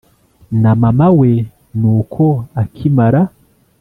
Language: Kinyarwanda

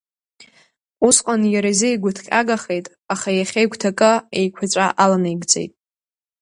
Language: Abkhazian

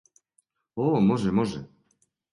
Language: Serbian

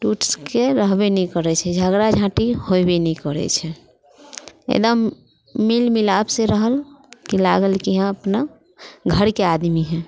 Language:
Maithili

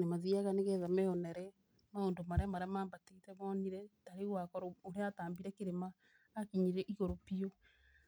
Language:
Kikuyu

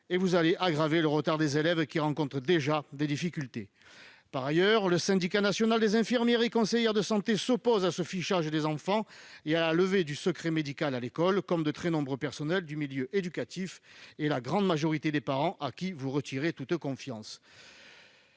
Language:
French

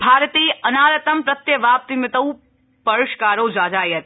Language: Sanskrit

